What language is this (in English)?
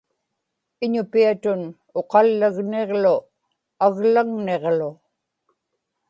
Inupiaq